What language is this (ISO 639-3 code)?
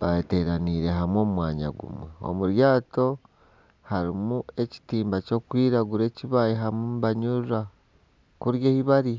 nyn